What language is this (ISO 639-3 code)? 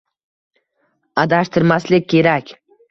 uzb